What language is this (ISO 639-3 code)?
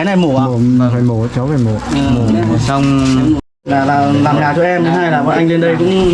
vie